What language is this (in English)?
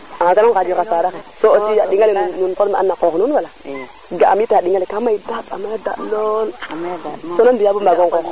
Serer